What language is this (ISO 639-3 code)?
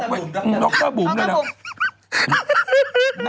tha